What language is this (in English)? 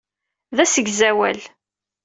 Kabyle